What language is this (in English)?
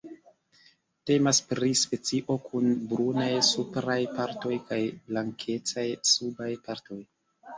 Esperanto